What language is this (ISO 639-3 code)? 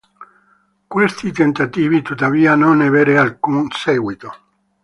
ita